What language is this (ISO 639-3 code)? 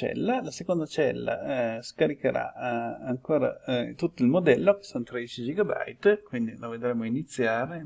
ita